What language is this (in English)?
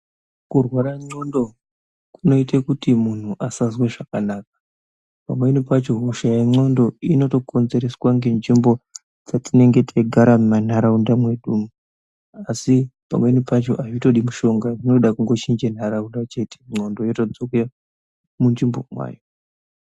Ndau